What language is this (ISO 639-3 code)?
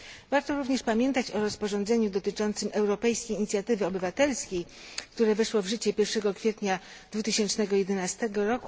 pol